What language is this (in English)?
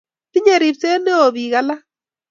Kalenjin